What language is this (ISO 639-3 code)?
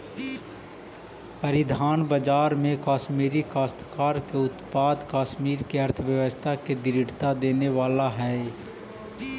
mag